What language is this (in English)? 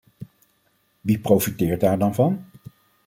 Dutch